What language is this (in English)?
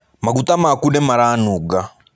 Kikuyu